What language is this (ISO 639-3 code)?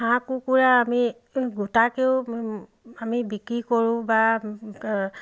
asm